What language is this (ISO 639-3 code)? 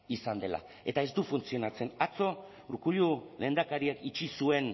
eus